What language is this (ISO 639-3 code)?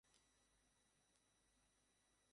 ben